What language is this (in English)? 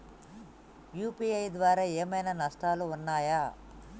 Telugu